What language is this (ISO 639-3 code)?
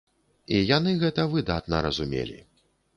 bel